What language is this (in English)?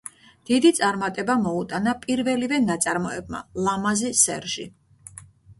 Georgian